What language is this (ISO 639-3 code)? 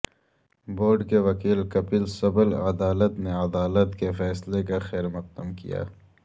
urd